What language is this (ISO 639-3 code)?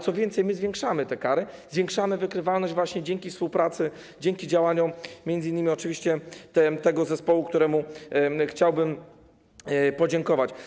pol